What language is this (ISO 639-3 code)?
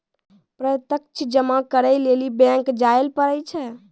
mai